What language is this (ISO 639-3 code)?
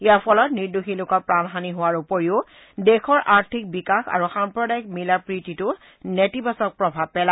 asm